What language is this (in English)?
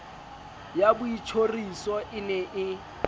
Southern Sotho